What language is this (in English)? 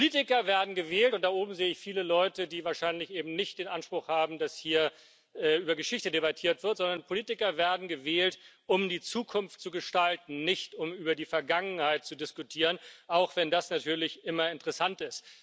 German